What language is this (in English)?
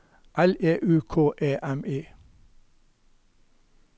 Norwegian